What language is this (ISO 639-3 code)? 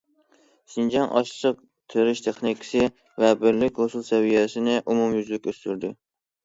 uig